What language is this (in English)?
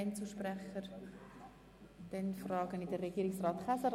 Swiss German